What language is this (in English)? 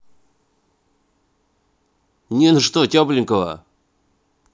Russian